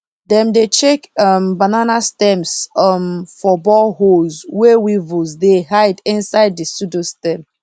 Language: Nigerian Pidgin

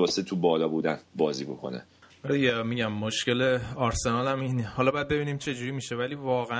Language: Persian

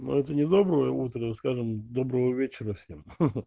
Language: Russian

